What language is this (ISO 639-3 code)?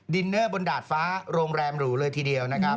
tha